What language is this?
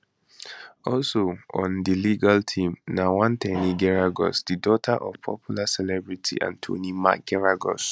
Nigerian Pidgin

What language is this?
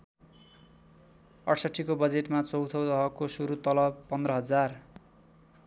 Nepali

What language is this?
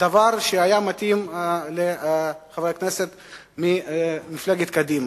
Hebrew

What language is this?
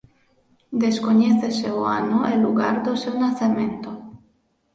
Galician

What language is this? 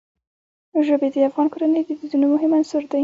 Pashto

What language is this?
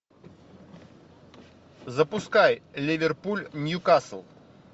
Russian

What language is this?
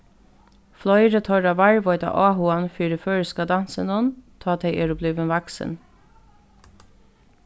Faroese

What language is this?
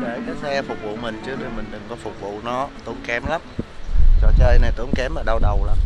Vietnamese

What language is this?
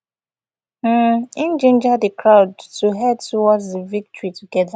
Nigerian Pidgin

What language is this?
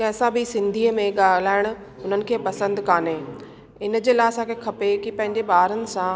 Sindhi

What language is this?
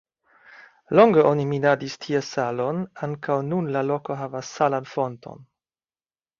Esperanto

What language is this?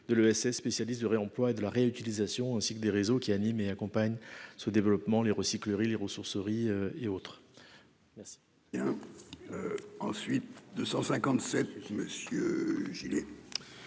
French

